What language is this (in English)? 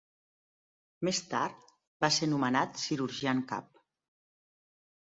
Catalan